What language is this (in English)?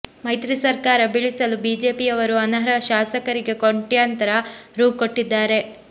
Kannada